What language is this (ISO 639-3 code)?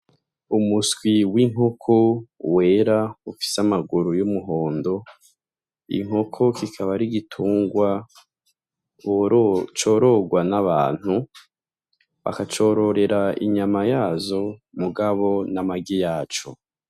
run